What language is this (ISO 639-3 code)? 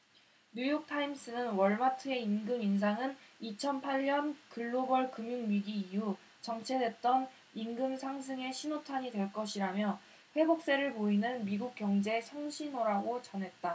kor